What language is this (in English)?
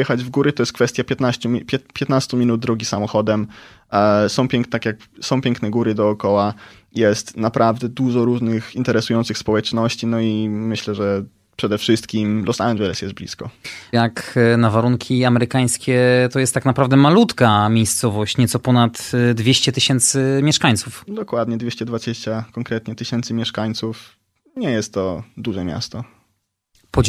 Polish